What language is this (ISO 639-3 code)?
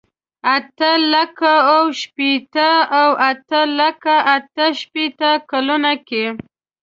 pus